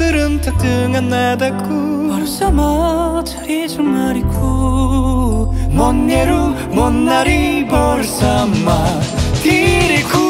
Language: Korean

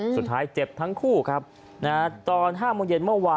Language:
Thai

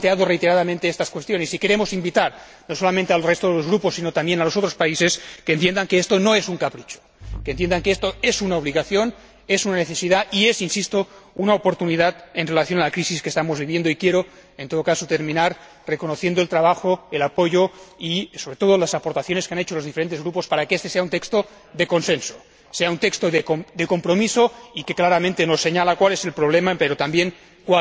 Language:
Spanish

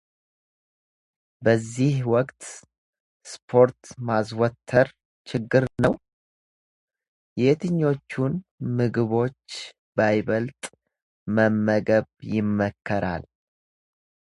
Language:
Amharic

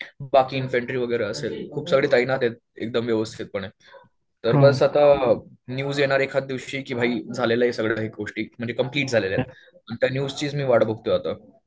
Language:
Marathi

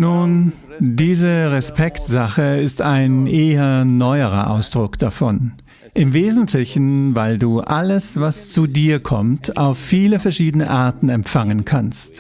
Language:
German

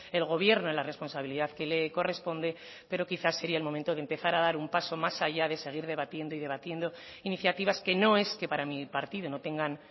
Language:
Spanish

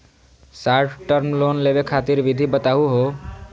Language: Magahi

